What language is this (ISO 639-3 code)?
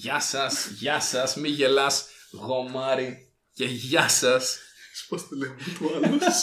ell